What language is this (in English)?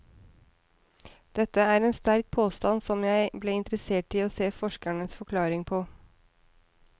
Norwegian